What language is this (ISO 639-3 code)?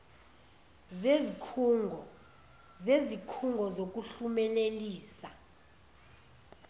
zul